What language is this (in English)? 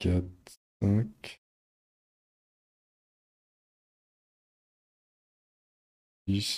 French